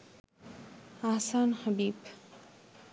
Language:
Bangla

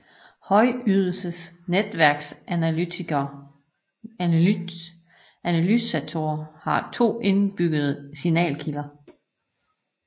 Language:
Danish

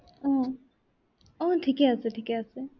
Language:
Assamese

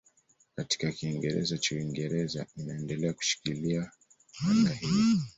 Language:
Swahili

